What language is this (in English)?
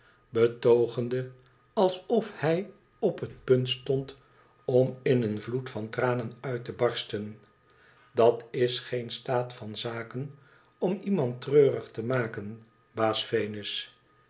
Dutch